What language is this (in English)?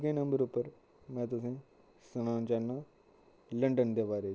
Dogri